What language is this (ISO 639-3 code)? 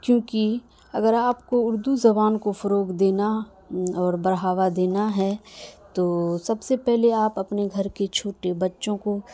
urd